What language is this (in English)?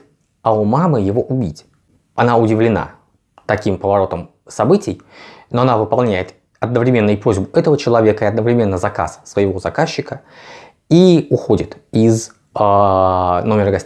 Russian